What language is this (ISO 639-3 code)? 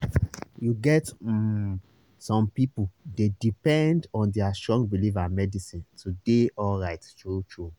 pcm